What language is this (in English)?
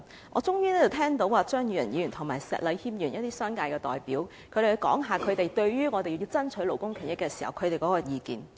Cantonese